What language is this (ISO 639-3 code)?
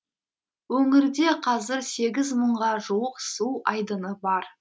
kaz